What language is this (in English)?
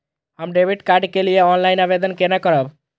Maithili